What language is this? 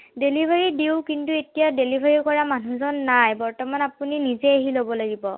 Assamese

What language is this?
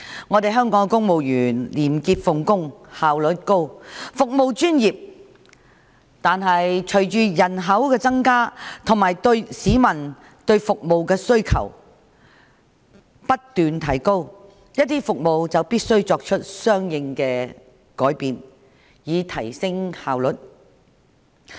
Cantonese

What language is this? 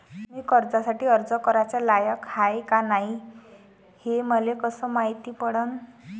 Marathi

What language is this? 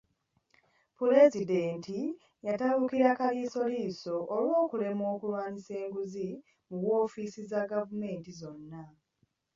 Ganda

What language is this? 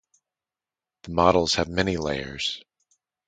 English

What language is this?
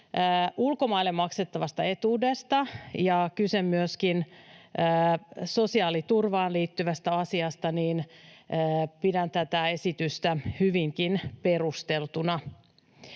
Finnish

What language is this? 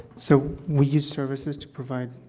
English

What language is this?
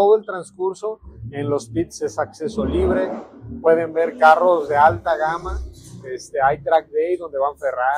Spanish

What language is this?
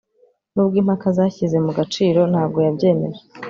Kinyarwanda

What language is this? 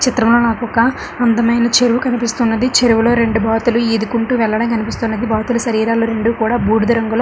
Telugu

